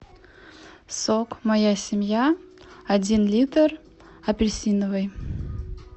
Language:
Russian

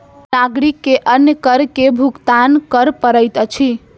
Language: Maithili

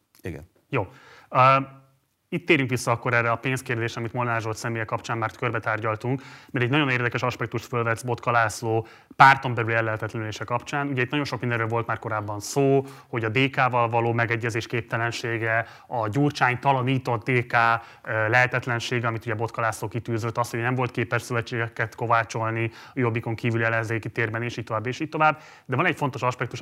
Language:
Hungarian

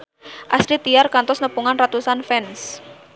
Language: Sundanese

